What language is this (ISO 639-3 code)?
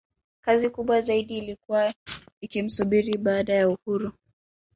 swa